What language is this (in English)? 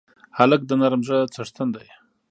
Pashto